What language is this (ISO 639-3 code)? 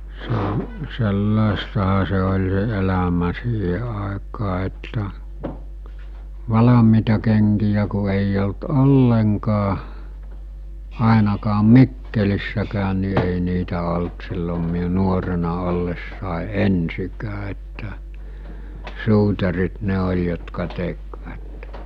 fin